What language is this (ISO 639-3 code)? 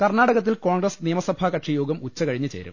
mal